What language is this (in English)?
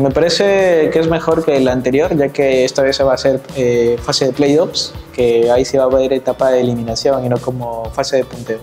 Spanish